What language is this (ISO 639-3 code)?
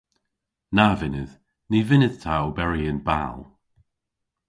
cor